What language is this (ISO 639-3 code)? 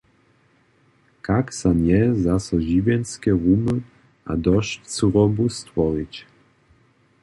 hsb